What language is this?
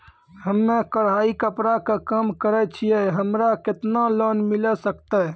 Maithili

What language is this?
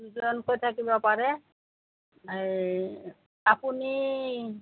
Assamese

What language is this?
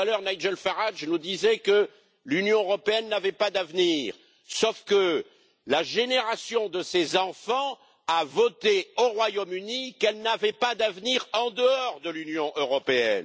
French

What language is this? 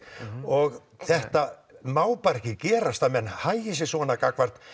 Icelandic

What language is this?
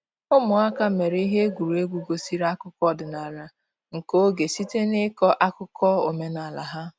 Igbo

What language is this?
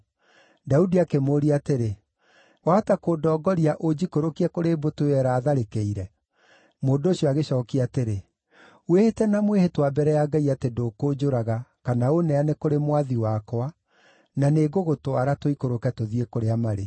Kikuyu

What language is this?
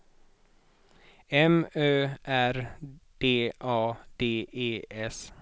Swedish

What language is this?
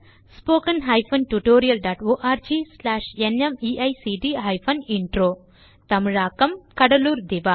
Tamil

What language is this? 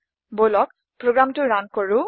Assamese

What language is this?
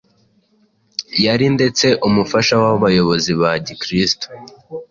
Kinyarwanda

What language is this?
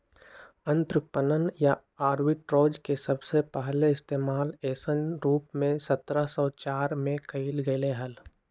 Magahi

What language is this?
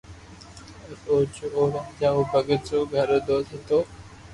Loarki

